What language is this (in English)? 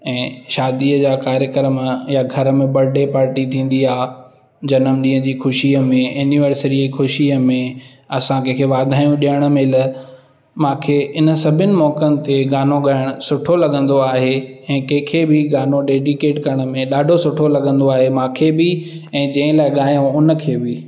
Sindhi